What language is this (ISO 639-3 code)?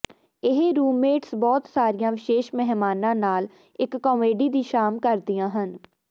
pan